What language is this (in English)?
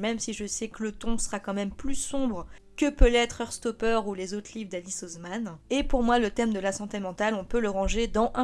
French